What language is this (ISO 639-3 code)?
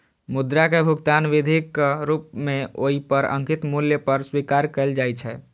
mai